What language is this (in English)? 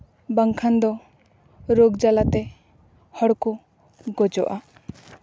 Santali